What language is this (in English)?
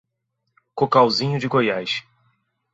Portuguese